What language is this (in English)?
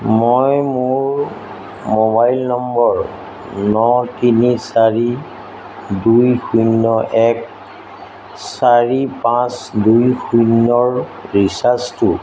Assamese